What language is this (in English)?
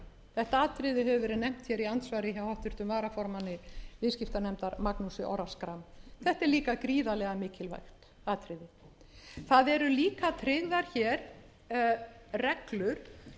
Icelandic